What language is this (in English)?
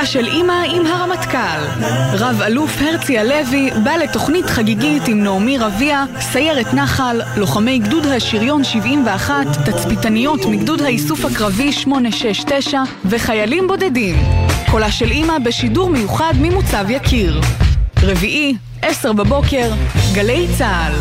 Hebrew